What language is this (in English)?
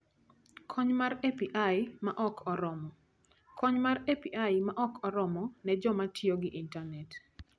Luo (Kenya and Tanzania)